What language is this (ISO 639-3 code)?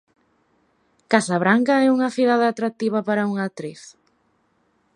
glg